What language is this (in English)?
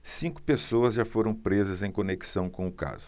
Portuguese